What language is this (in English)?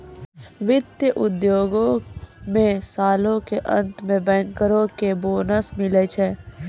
Maithili